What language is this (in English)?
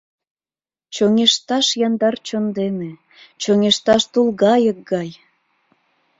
Mari